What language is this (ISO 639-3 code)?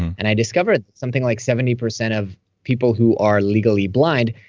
eng